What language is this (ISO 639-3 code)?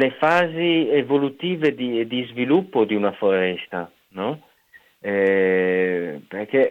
ita